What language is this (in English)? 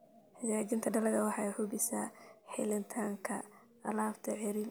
Somali